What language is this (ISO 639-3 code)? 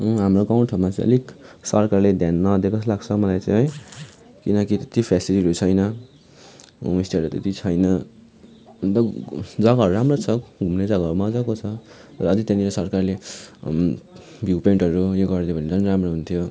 nep